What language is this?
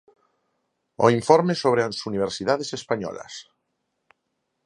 Galician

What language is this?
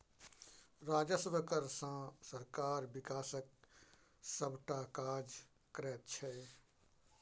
Maithili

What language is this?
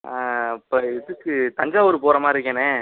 Tamil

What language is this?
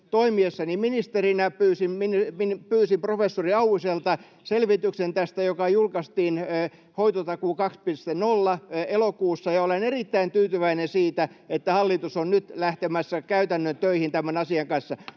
Finnish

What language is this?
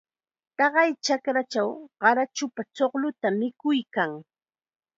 Chiquián Ancash Quechua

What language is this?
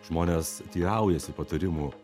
Lithuanian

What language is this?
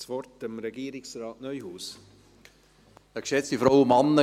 Swiss German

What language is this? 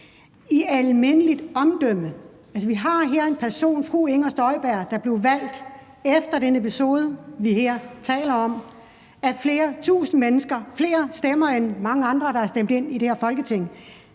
Danish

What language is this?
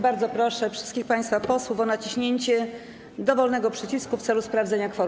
Polish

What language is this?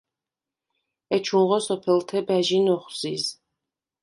Svan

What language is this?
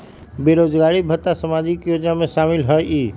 Magahi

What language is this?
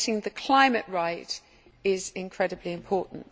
English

